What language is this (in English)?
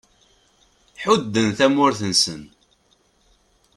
Kabyle